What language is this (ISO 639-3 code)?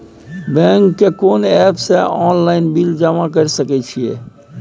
mai